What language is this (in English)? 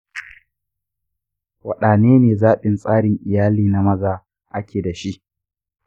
Hausa